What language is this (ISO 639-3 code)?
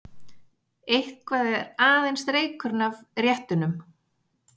isl